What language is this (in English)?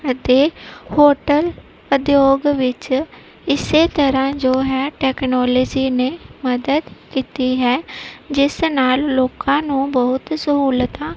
Punjabi